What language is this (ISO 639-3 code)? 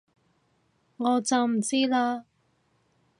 yue